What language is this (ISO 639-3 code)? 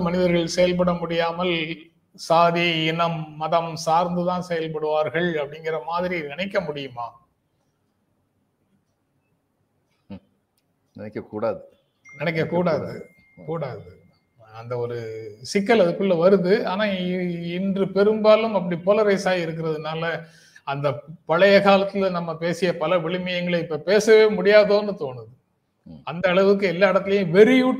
tam